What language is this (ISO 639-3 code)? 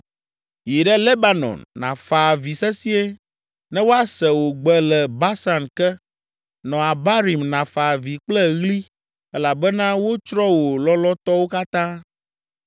ewe